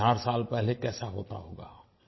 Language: Hindi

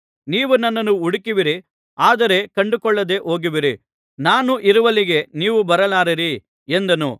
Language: Kannada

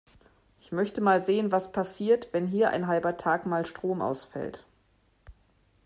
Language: German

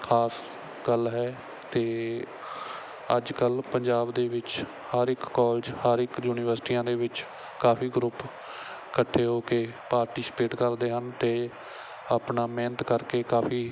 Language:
Punjabi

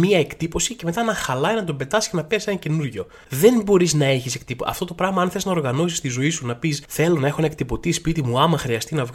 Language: Greek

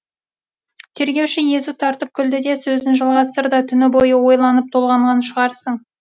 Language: Kazakh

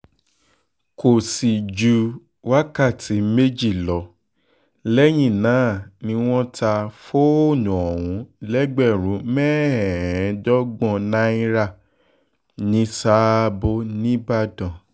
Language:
Yoruba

